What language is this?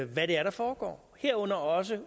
Danish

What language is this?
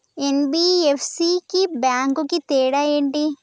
Telugu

